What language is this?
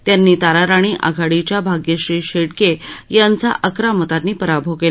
Marathi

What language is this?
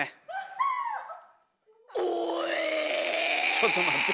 Japanese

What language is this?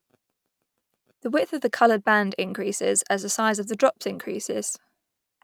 English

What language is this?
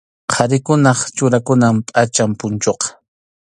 Arequipa-La Unión Quechua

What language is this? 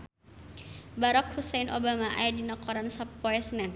Sundanese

